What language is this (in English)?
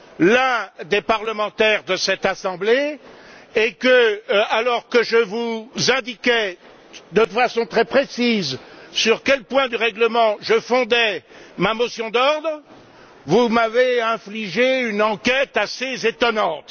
French